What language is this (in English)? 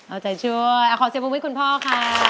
Thai